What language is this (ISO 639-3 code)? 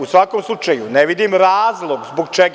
srp